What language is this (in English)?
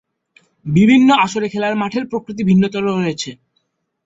Bangla